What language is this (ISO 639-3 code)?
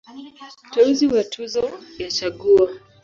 swa